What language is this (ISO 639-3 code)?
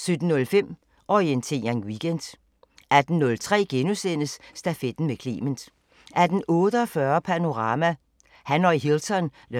dan